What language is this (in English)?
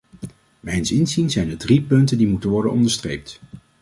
Dutch